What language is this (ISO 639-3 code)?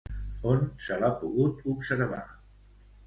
cat